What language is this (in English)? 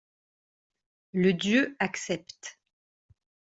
French